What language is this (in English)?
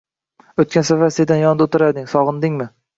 Uzbek